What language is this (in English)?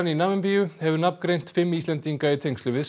Icelandic